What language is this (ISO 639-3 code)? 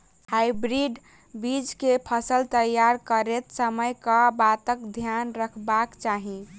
mai